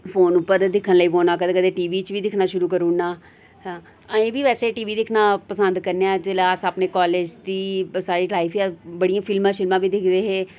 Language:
Dogri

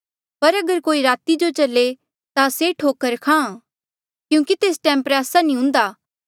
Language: Mandeali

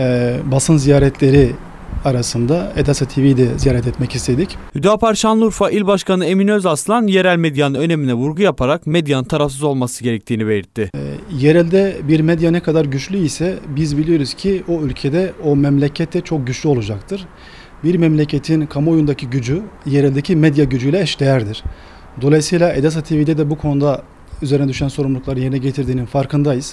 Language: Turkish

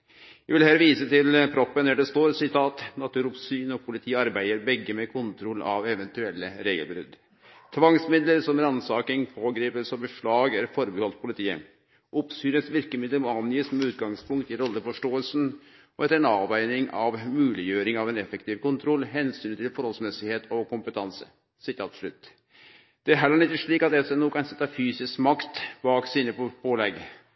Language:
Norwegian Nynorsk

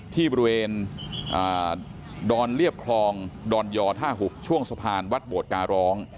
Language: Thai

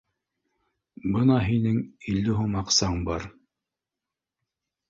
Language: Bashkir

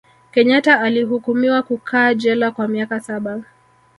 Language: Swahili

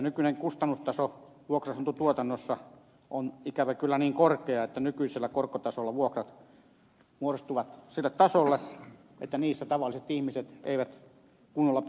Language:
Finnish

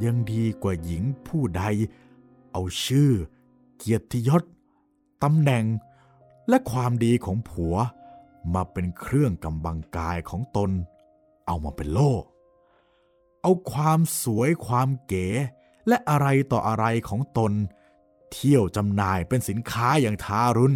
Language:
Thai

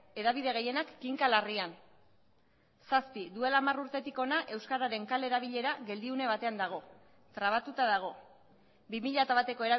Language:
Basque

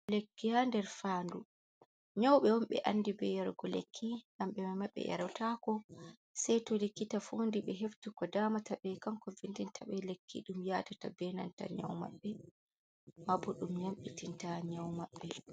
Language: Fula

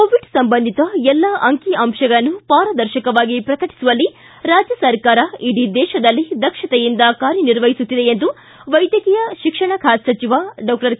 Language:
Kannada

